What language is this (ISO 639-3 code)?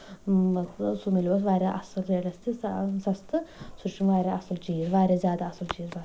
kas